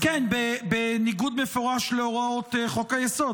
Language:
Hebrew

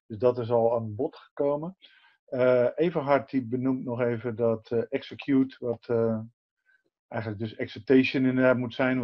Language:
Dutch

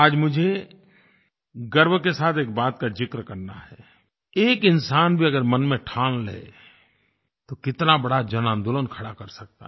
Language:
Hindi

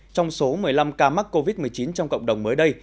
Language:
Vietnamese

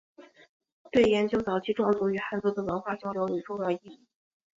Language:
Chinese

